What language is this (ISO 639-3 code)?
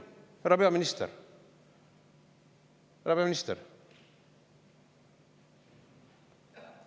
est